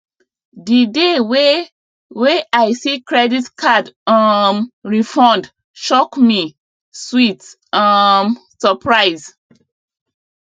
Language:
Nigerian Pidgin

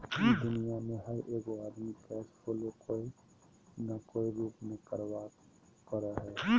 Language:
Magahi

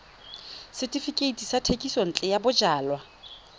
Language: Tswana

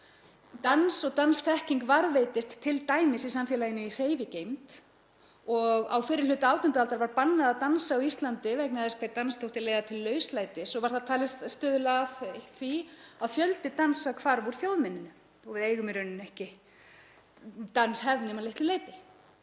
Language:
Icelandic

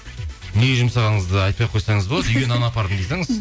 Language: Kazakh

